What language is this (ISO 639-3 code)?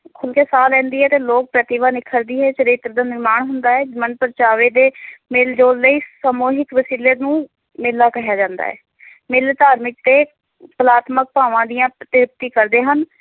pan